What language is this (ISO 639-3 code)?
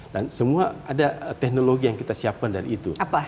ind